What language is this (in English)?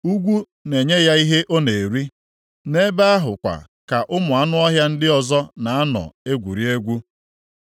Igbo